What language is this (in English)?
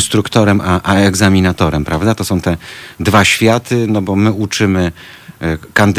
Polish